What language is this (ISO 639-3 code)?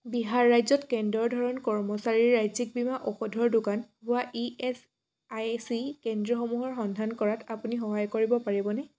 asm